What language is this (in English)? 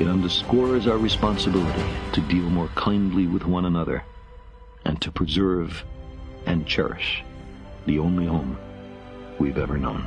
Hungarian